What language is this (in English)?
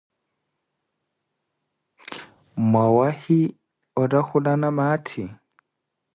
Koti